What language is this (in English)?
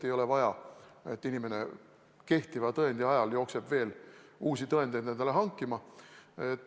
Estonian